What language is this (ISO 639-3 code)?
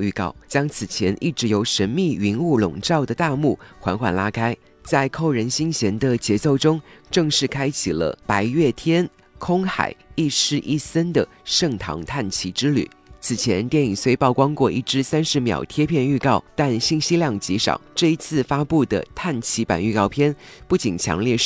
zho